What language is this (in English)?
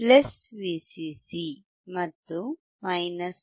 Kannada